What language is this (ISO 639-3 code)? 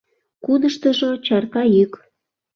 chm